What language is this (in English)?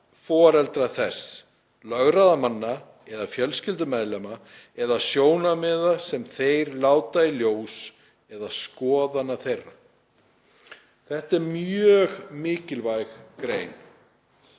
Icelandic